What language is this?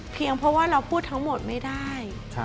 Thai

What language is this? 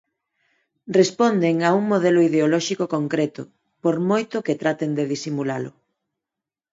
Galician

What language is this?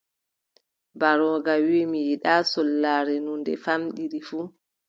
Adamawa Fulfulde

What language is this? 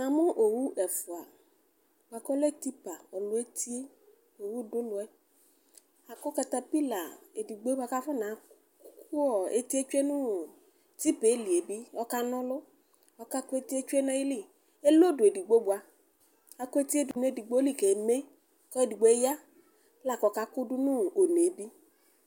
Ikposo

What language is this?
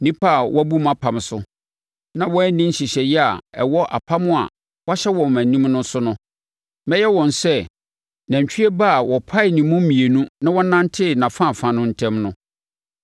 Akan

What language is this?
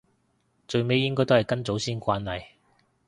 Cantonese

